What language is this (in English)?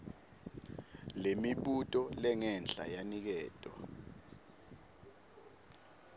Swati